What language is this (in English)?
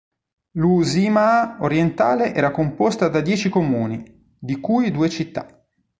Italian